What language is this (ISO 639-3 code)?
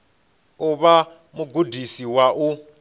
ven